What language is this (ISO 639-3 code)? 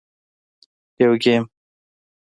pus